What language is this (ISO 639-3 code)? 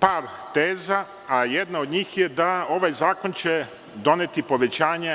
srp